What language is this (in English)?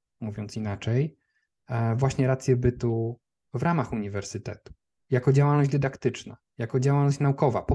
Polish